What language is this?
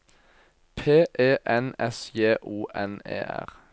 Norwegian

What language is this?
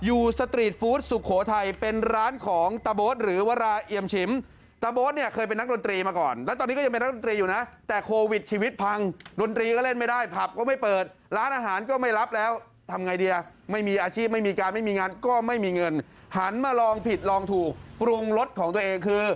Thai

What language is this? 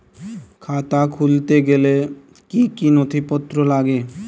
Bangla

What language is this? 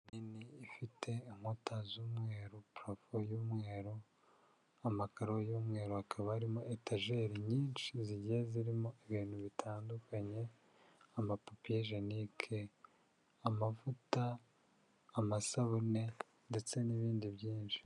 Kinyarwanda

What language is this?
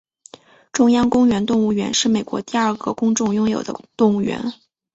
Chinese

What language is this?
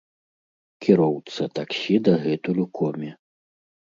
Belarusian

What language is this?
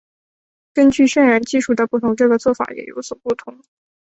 Chinese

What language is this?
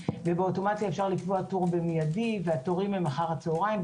Hebrew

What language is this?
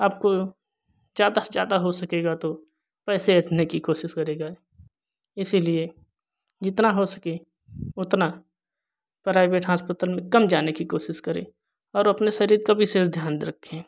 Hindi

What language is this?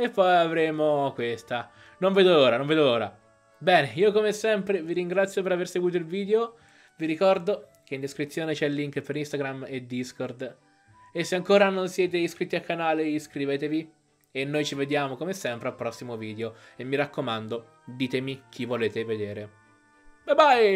Italian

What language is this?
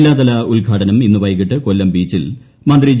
Malayalam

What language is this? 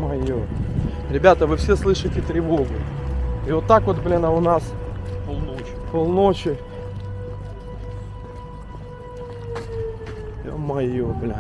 Russian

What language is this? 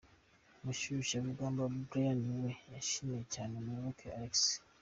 Kinyarwanda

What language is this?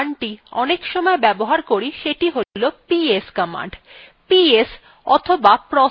Bangla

